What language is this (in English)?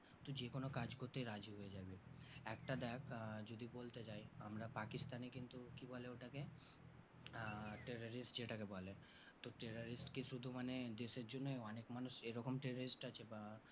Bangla